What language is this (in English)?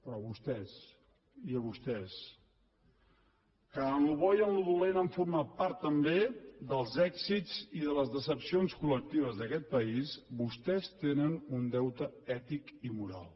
Catalan